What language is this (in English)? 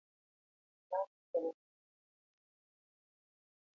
Luo (Kenya and Tanzania)